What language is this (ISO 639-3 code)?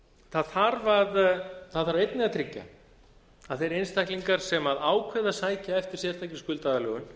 isl